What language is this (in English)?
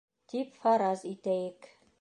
Bashkir